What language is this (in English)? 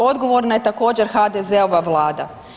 Croatian